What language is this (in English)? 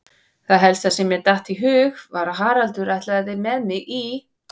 Icelandic